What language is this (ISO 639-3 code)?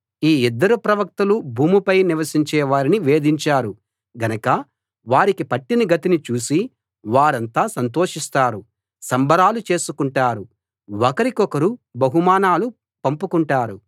tel